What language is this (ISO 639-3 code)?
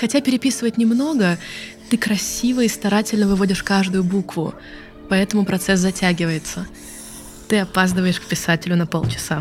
rus